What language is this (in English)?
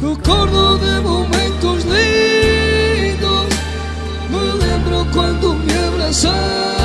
Spanish